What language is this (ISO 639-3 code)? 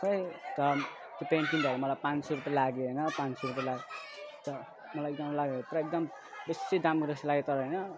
nep